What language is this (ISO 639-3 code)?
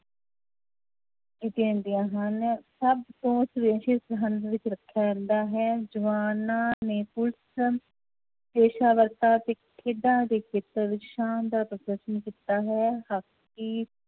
pan